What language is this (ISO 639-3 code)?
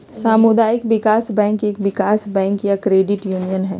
mag